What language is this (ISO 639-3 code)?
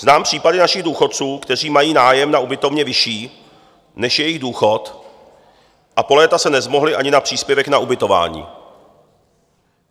ces